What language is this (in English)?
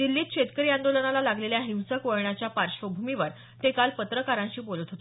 Marathi